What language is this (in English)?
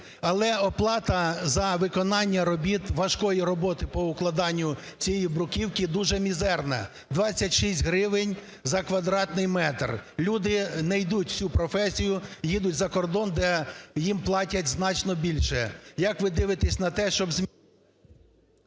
Ukrainian